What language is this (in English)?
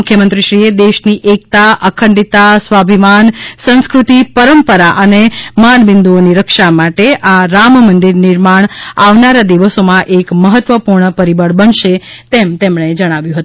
Gujarati